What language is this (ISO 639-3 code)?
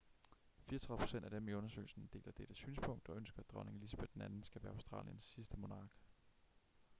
dan